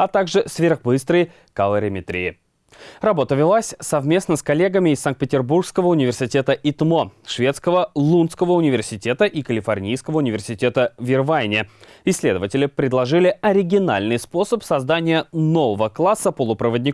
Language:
Russian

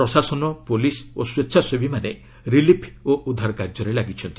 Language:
Odia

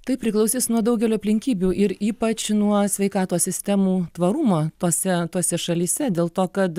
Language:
Lithuanian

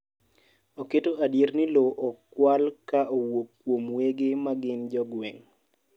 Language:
Luo (Kenya and Tanzania)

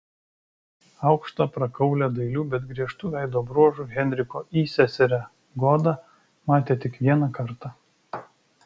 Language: Lithuanian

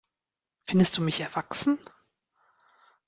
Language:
German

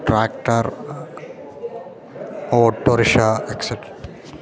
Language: Malayalam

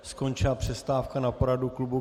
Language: Czech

